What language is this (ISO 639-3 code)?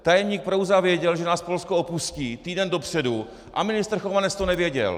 ces